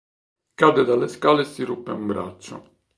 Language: Italian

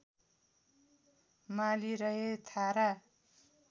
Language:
Nepali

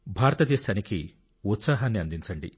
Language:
Telugu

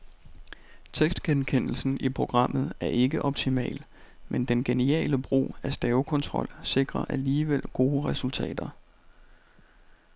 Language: Danish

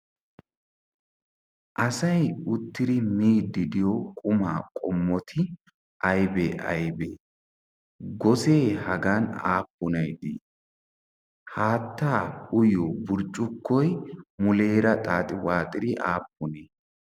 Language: Wolaytta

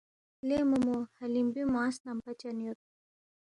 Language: Balti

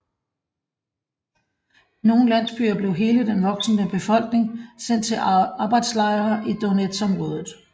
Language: Danish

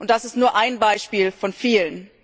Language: German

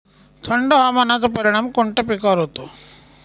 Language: Marathi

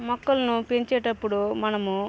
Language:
Telugu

